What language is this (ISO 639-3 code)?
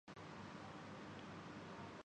urd